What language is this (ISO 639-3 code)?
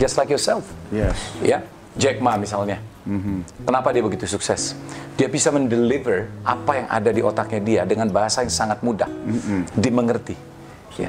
ind